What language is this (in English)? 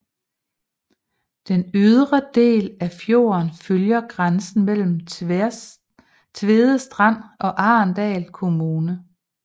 Danish